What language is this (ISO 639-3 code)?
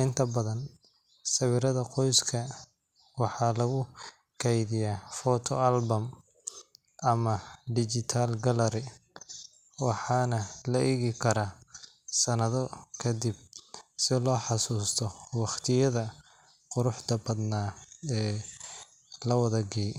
som